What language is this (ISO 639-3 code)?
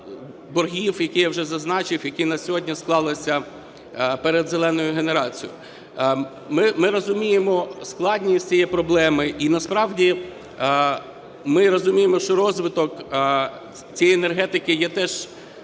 ukr